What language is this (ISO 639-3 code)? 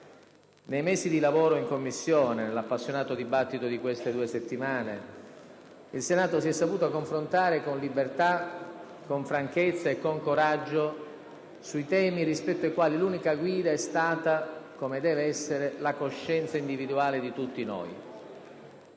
ita